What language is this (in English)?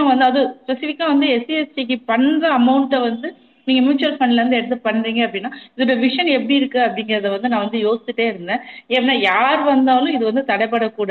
Tamil